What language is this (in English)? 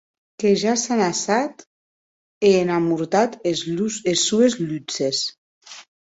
Occitan